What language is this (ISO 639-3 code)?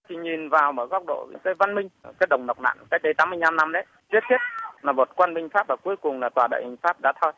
vie